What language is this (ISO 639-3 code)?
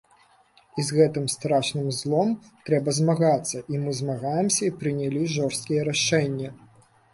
bel